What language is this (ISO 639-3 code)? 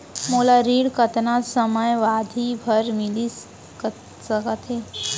hne